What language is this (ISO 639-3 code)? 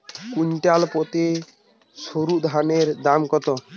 ben